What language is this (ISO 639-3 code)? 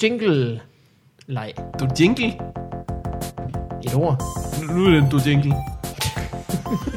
dan